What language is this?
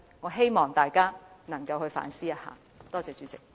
Cantonese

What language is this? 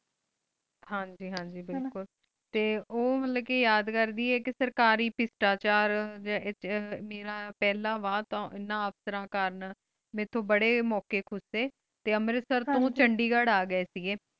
Punjabi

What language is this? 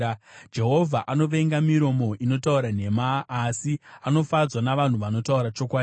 Shona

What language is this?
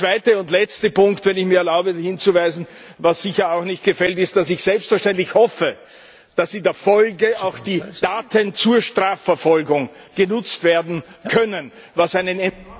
German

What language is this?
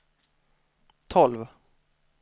Swedish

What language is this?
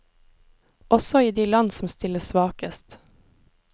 Norwegian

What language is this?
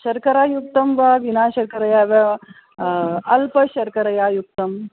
Sanskrit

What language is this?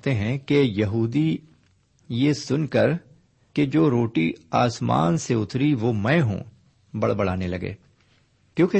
Urdu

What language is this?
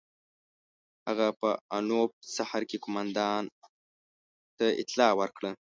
Pashto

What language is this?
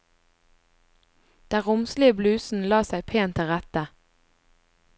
Norwegian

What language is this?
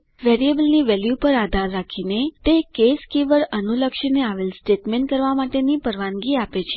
Gujarati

